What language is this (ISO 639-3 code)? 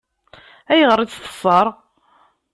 kab